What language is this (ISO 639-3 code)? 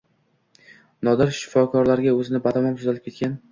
uzb